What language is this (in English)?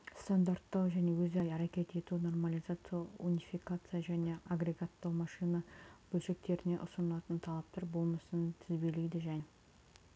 Kazakh